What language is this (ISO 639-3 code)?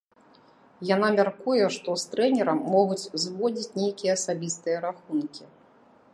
bel